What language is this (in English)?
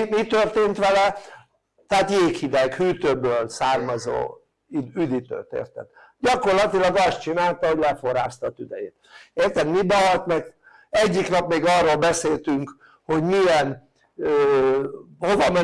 Hungarian